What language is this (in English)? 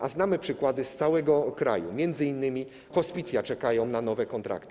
Polish